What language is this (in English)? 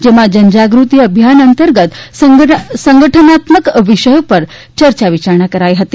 Gujarati